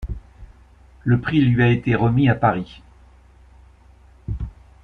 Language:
French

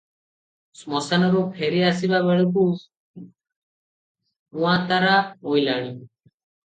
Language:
Odia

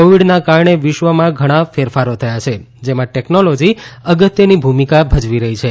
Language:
Gujarati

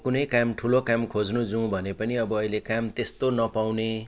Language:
Nepali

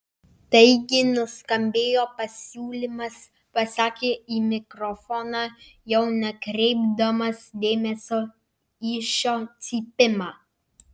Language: Lithuanian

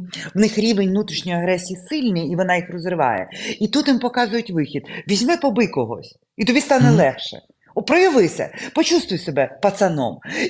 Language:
Ukrainian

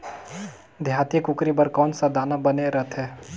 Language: Chhattisgarhi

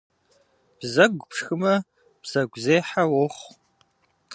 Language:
Kabardian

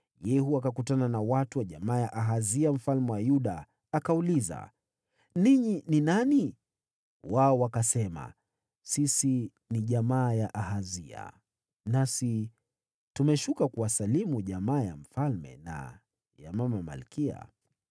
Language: Swahili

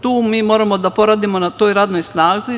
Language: Serbian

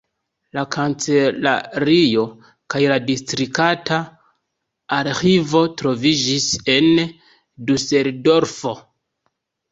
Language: Esperanto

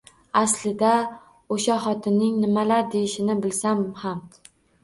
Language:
Uzbek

